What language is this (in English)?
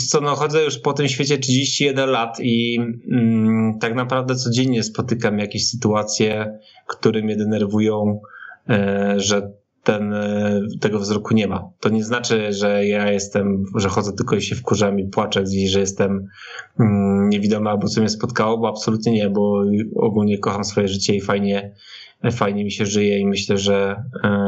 Polish